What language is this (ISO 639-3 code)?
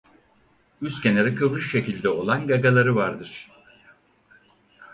tur